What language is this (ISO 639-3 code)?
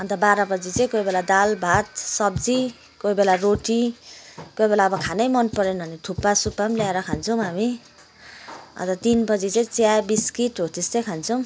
nep